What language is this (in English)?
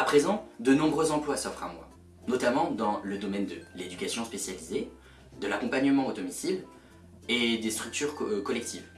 French